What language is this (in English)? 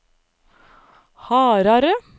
Norwegian